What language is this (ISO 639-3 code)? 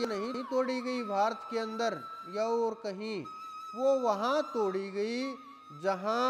hin